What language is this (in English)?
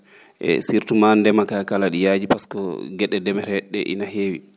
Fula